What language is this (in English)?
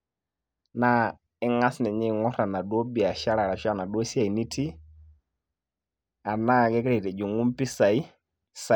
Masai